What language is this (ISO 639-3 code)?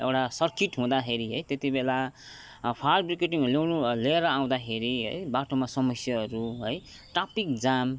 nep